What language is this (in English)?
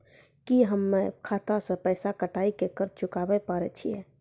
Maithili